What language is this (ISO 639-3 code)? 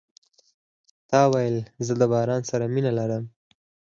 pus